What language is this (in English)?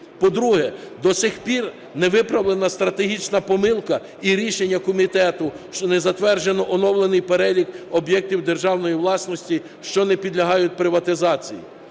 Ukrainian